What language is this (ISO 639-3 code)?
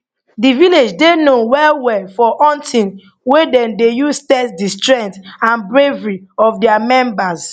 pcm